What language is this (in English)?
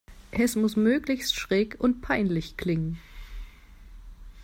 German